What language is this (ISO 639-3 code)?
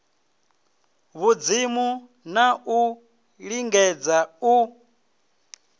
ven